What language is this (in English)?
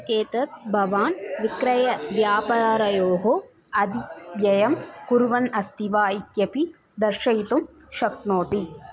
Sanskrit